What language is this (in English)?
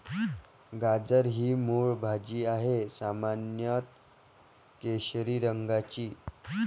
Marathi